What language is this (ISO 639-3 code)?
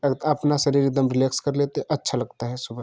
hin